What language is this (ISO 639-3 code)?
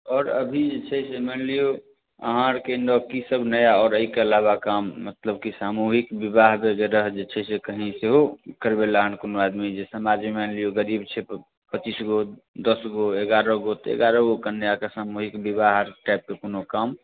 mai